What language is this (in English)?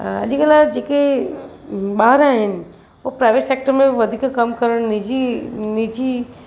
Sindhi